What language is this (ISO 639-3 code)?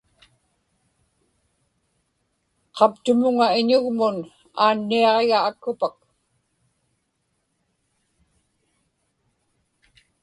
ipk